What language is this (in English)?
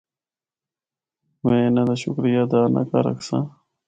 Northern Hindko